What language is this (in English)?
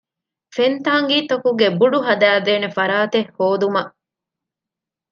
Divehi